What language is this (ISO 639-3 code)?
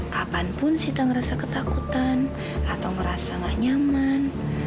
ind